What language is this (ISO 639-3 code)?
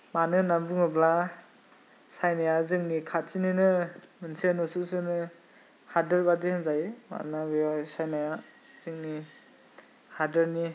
brx